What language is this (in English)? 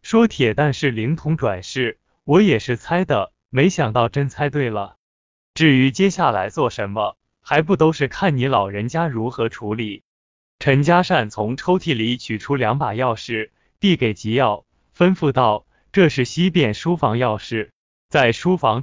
Chinese